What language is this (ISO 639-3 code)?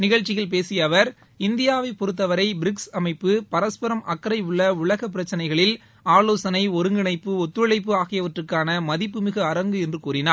tam